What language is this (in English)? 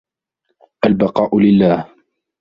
Arabic